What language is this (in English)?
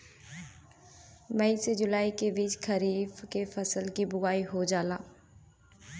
Bhojpuri